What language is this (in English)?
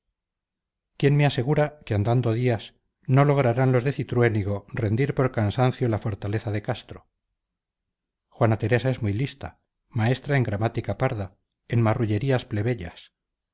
Spanish